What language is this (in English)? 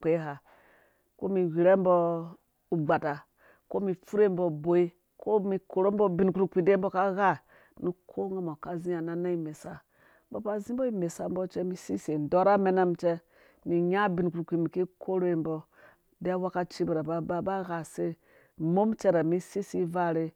Dũya